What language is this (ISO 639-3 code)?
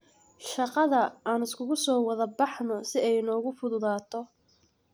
som